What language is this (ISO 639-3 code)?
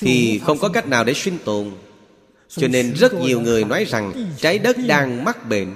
vie